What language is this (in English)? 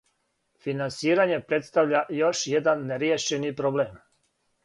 Serbian